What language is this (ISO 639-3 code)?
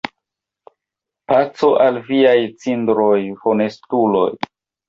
epo